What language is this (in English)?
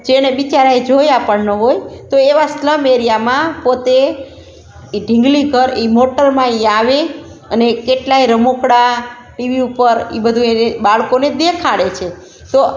Gujarati